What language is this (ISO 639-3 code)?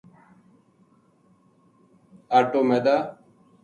gju